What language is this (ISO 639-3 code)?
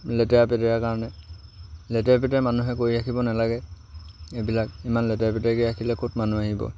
asm